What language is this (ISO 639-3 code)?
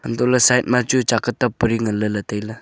nnp